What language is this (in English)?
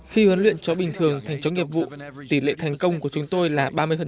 Vietnamese